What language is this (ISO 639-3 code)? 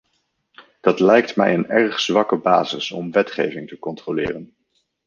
nld